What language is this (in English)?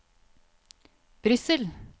Norwegian